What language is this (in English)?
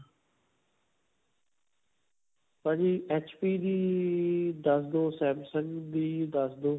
Punjabi